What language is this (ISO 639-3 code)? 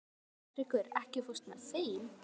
isl